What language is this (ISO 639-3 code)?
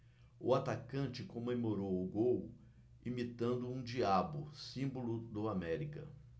por